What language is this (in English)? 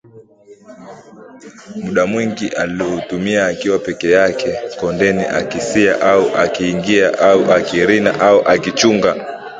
Swahili